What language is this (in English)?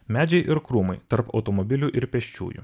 Lithuanian